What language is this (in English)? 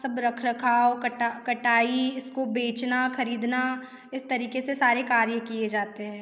Hindi